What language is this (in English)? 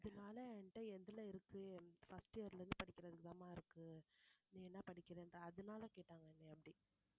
Tamil